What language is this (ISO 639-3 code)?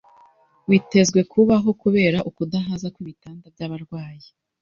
kin